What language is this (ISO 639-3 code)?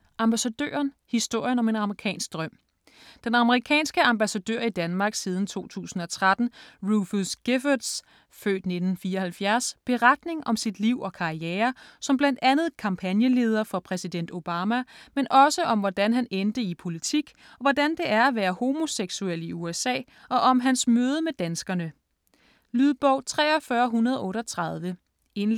dan